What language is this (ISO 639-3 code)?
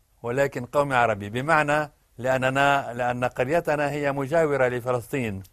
ara